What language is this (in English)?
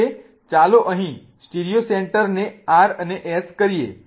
Gujarati